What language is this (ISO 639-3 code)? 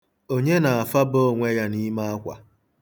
ibo